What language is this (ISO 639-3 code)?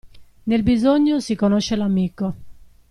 ita